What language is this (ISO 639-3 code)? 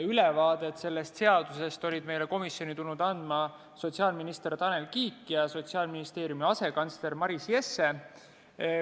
est